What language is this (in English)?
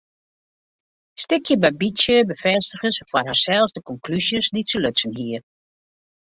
Western Frisian